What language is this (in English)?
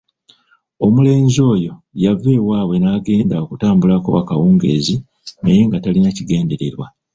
Ganda